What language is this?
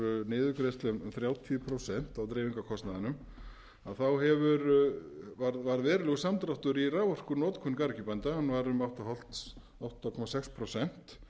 Icelandic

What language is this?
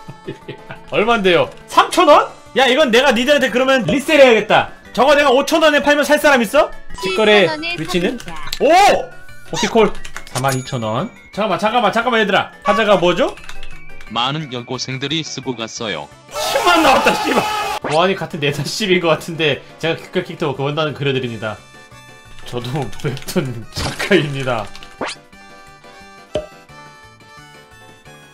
Korean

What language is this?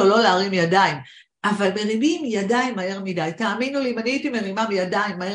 Hebrew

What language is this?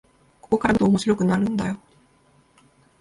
Japanese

